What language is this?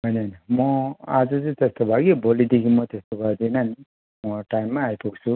Nepali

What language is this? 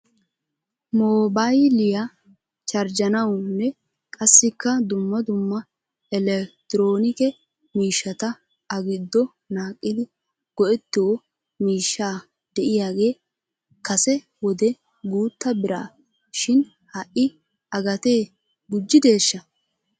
Wolaytta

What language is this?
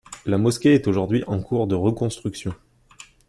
French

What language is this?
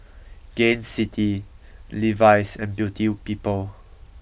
English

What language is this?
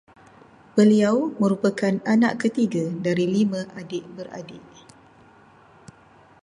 Malay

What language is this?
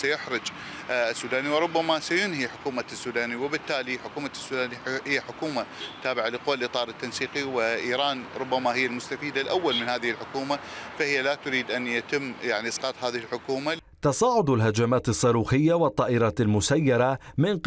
Arabic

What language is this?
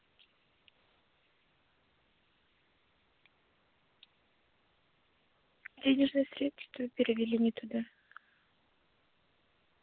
Russian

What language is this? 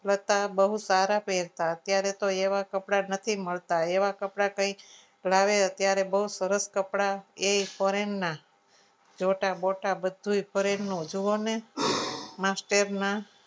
Gujarati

